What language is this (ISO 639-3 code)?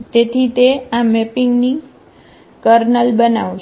guj